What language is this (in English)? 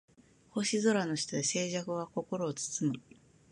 Japanese